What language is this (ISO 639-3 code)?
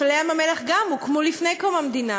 heb